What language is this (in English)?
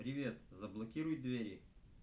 Russian